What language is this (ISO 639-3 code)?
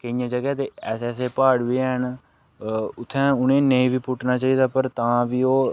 doi